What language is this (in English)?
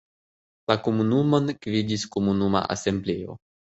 Esperanto